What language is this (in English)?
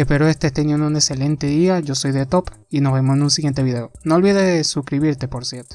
Spanish